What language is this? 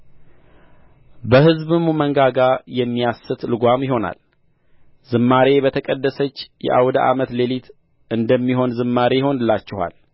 Amharic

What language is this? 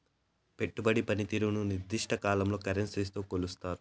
Telugu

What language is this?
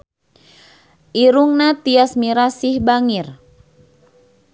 Sundanese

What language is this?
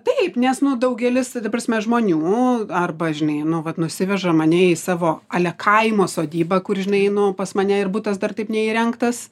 Lithuanian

